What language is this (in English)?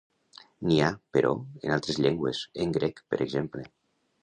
Catalan